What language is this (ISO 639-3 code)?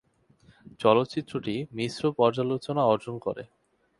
ben